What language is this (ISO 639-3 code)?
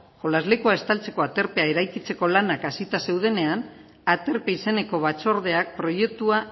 eus